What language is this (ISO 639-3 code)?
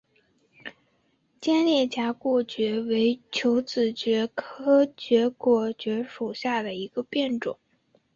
zho